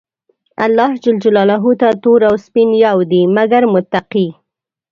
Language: Pashto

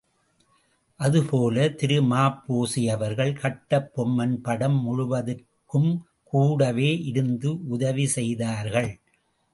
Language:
Tamil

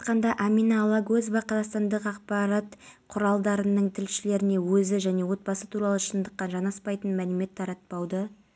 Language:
Kazakh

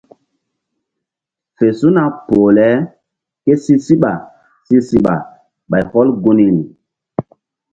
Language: Mbum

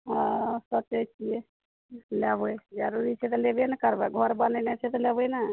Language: Maithili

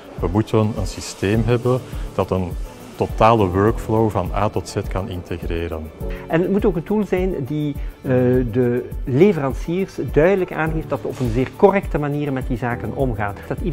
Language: Dutch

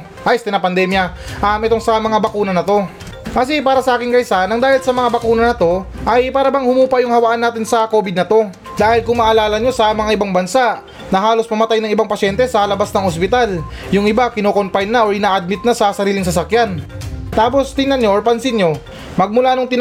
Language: Filipino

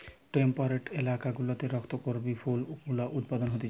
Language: Bangla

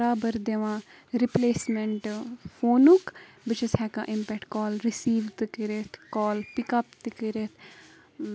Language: Kashmiri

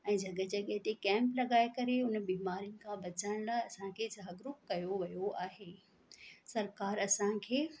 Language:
Sindhi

